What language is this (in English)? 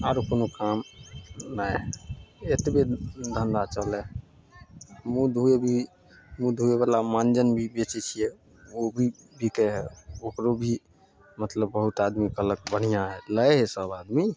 Maithili